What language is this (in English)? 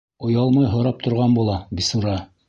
Bashkir